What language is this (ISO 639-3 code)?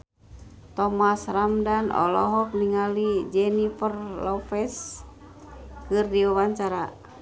sun